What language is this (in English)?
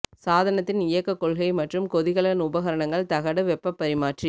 Tamil